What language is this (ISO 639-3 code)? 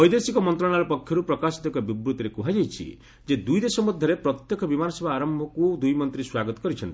ori